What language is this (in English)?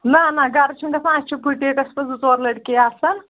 Kashmiri